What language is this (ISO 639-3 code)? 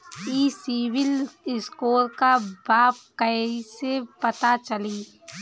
bho